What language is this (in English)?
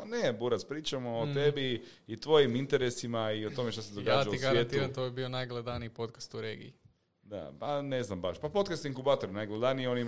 Croatian